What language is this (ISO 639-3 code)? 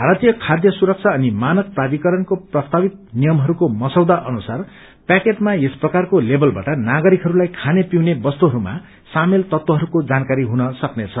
nep